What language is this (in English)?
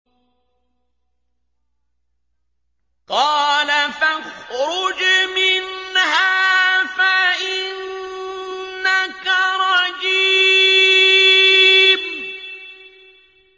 Arabic